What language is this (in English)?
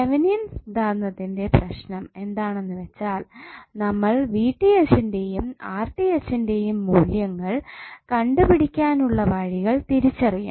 Malayalam